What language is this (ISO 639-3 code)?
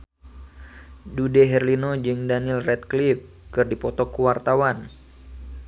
sun